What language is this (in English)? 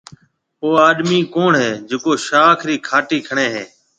Marwari (Pakistan)